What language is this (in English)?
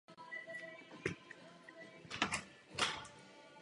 Czech